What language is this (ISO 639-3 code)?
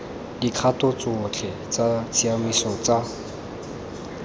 tsn